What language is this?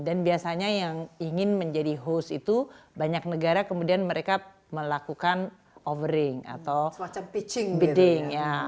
Indonesian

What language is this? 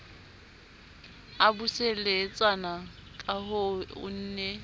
Southern Sotho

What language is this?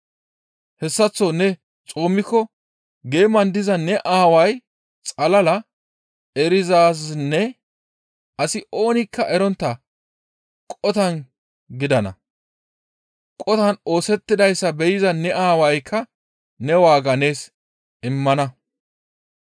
Gamo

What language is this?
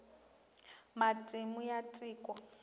Tsonga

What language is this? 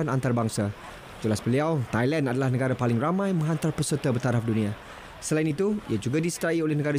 Malay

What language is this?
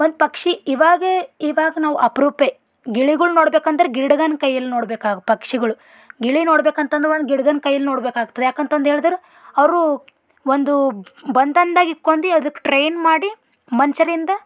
Kannada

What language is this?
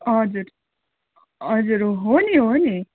Nepali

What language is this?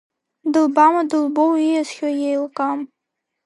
Abkhazian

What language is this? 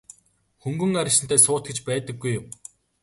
Mongolian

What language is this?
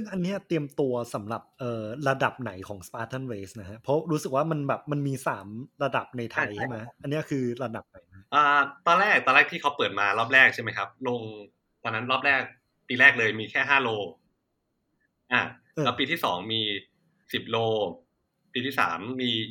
Thai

